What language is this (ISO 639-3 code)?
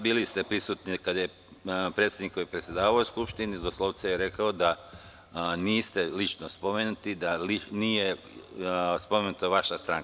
srp